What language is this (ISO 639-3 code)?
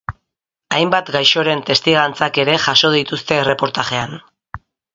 eus